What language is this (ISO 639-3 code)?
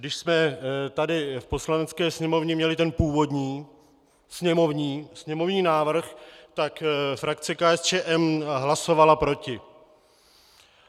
ces